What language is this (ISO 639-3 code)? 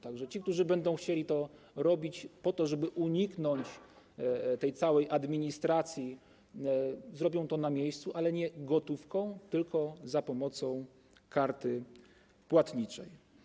pol